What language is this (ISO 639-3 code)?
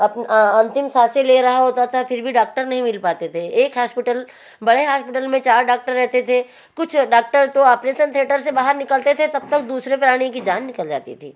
hin